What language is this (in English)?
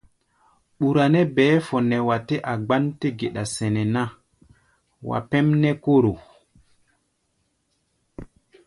Gbaya